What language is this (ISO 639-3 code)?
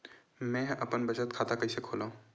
hne